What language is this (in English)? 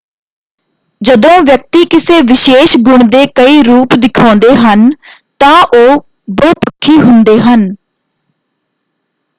Punjabi